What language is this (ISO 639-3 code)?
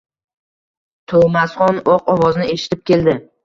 uzb